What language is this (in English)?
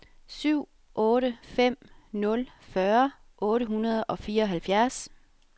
Danish